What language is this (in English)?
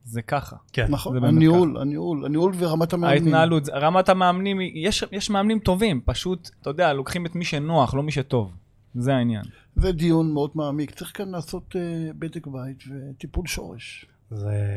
Hebrew